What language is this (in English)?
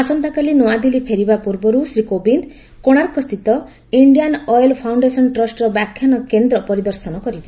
Odia